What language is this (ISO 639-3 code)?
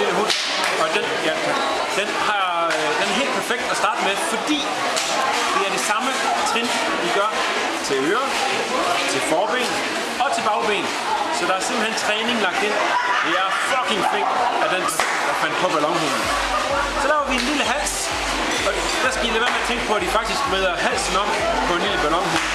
dan